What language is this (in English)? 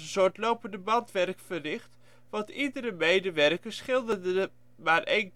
Dutch